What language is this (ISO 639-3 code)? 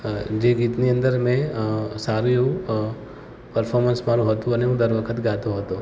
guj